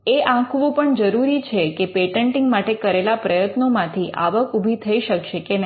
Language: Gujarati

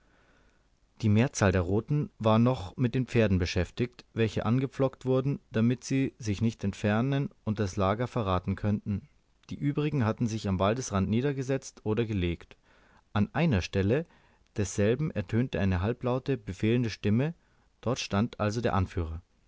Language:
German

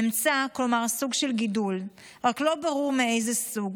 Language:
Hebrew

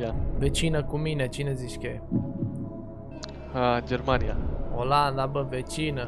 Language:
Romanian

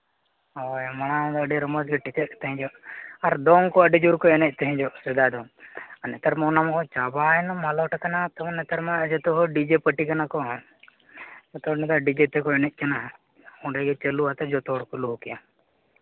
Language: Santali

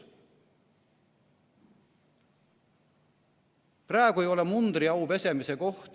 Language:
Estonian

